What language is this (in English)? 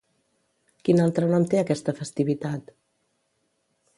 Catalan